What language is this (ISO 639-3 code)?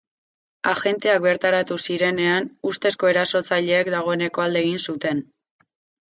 eus